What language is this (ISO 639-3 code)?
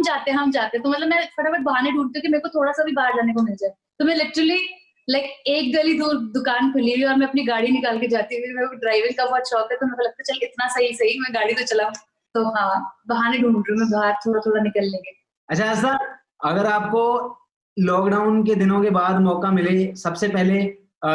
pan